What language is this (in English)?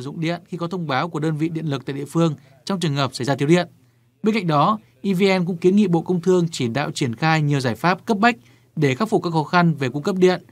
Vietnamese